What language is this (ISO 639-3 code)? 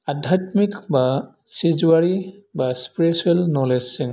brx